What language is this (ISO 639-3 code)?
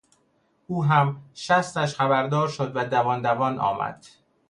fas